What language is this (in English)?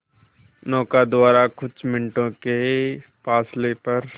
Hindi